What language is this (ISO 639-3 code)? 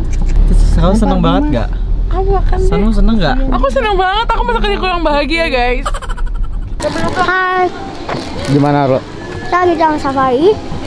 ind